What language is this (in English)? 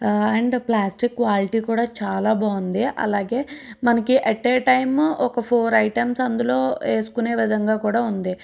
Telugu